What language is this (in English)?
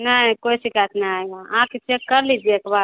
Hindi